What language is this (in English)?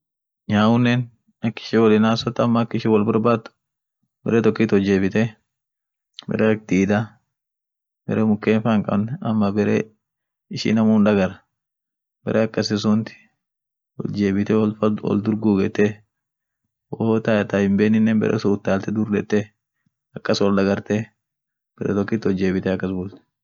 Orma